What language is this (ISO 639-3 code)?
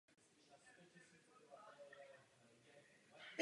ces